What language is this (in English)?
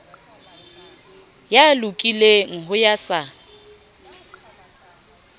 Southern Sotho